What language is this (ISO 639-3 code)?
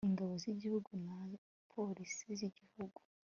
kin